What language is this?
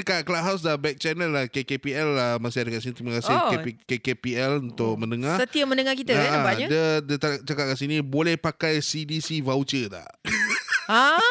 Malay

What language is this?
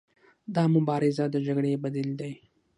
Pashto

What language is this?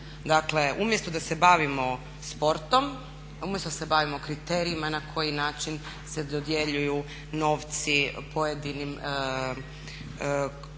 Croatian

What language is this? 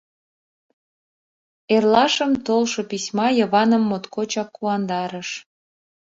Mari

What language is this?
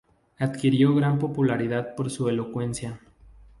Spanish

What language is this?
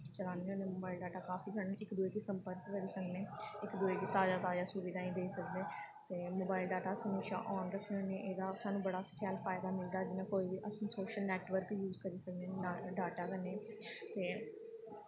Dogri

